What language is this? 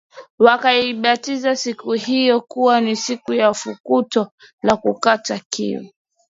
Swahili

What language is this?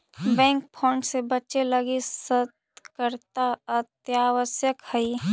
Magahi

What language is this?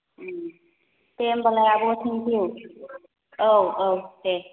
Bodo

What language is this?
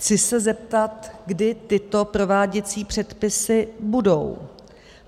Czech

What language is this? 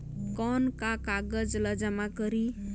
Chhattisgarhi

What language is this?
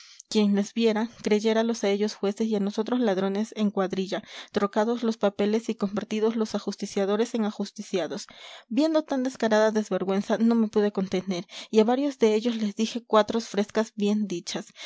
Spanish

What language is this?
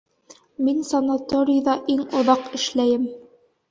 Bashkir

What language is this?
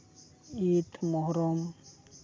Santali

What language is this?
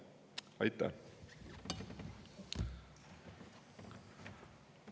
Estonian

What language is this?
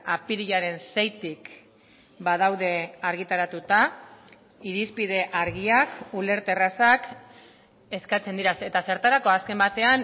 Basque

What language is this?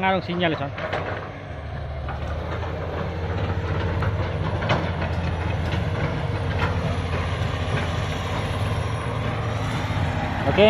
Indonesian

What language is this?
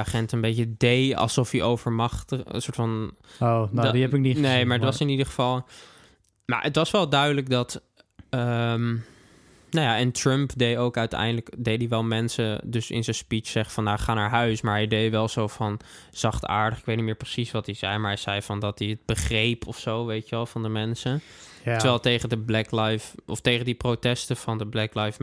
Dutch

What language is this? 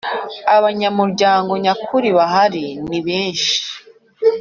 Kinyarwanda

